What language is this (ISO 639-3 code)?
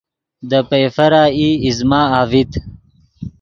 ydg